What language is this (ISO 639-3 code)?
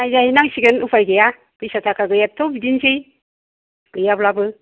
brx